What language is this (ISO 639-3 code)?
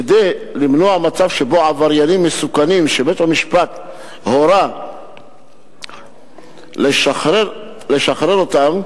heb